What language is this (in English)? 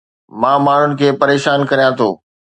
Sindhi